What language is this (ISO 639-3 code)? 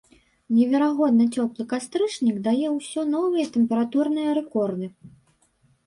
bel